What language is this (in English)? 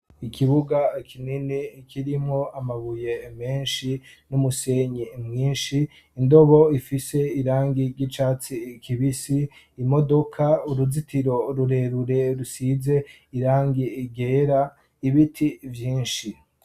Rundi